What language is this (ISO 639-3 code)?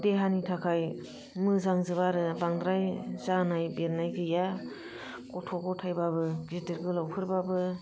brx